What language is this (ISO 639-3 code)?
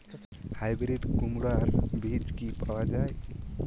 ben